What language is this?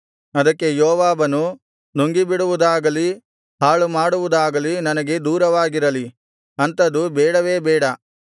Kannada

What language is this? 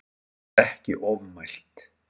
Icelandic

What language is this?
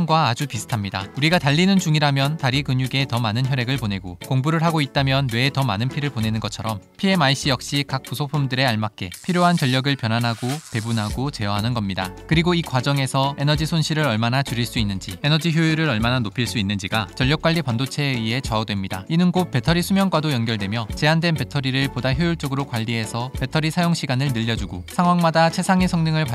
Korean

